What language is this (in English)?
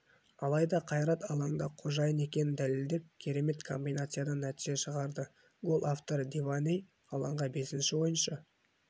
Kazakh